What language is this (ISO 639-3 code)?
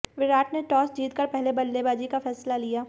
hin